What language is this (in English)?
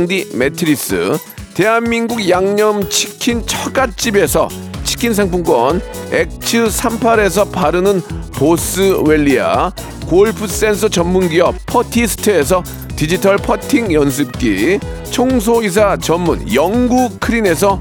Korean